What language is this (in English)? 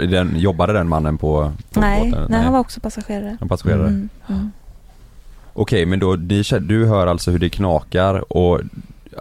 Swedish